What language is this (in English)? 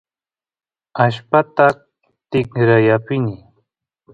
Santiago del Estero Quichua